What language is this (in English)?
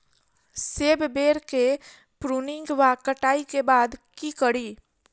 Maithili